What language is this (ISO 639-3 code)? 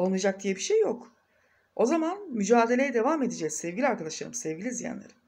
tur